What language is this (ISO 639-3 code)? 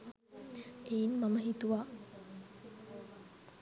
sin